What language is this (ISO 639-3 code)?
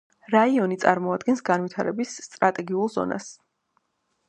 kat